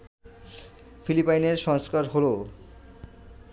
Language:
Bangla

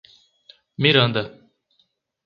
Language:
Portuguese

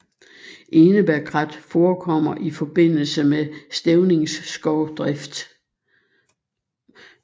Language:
Danish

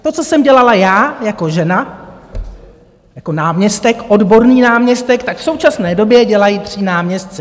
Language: Czech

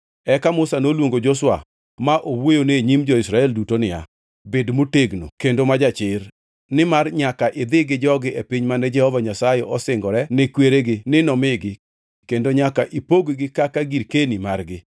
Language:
Luo (Kenya and Tanzania)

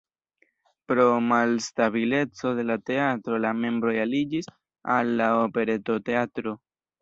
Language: Esperanto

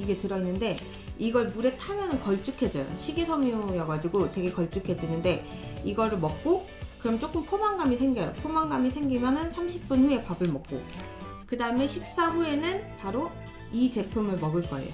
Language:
Korean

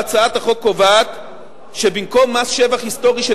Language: Hebrew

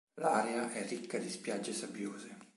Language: Italian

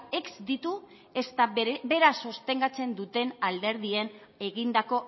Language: Basque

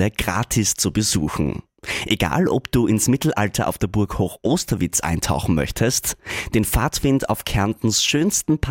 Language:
German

